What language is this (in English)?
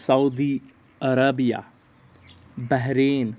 Kashmiri